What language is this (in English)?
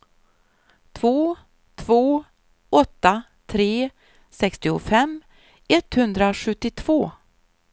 Swedish